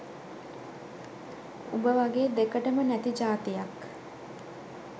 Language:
Sinhala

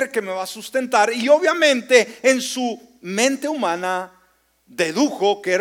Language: Spanish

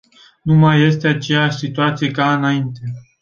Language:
Romanian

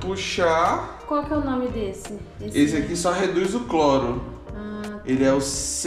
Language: Portuguese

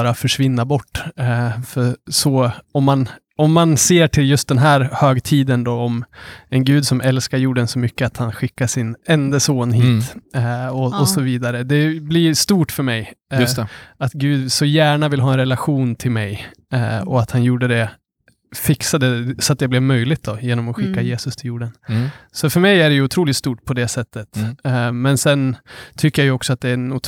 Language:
Swedish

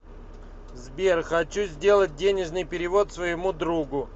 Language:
Russian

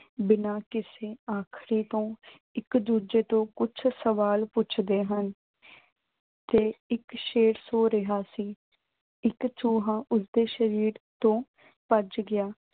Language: Punjabi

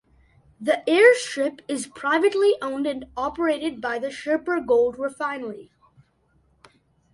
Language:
English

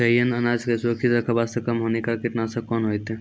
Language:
Maithili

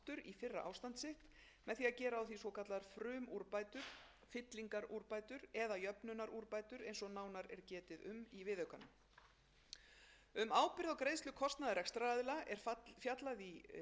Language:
Icelandic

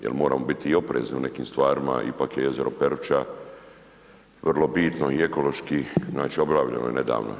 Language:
Croatian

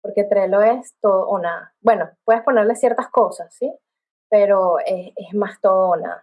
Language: Spanish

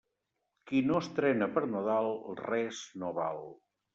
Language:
Catalan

